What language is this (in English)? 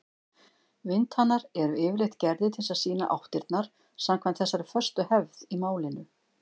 Icelandic